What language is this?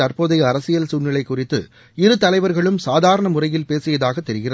Tamil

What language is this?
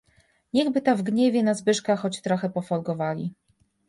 Polish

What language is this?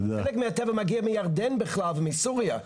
Hebrew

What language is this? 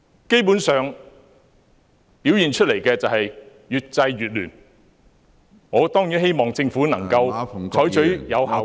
Cantonese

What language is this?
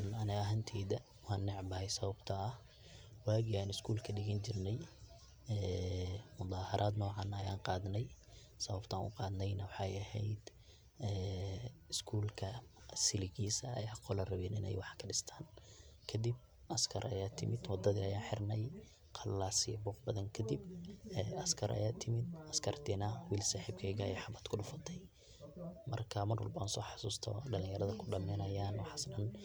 Somali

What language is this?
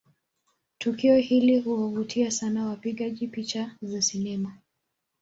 Swahili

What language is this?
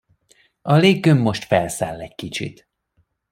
Hungarian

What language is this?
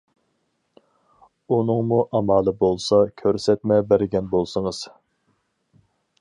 Uyghur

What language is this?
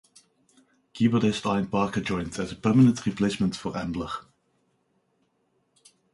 English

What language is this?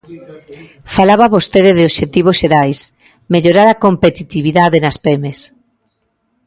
Galician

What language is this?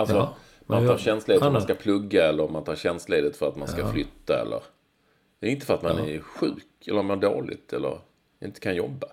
Swedish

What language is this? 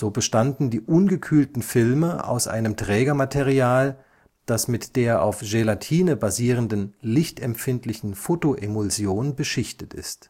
German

